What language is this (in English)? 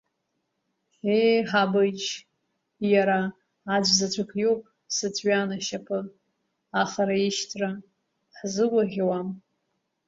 Abkhazian